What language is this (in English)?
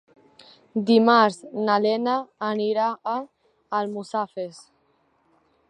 Catalan